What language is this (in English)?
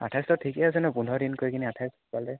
Assamese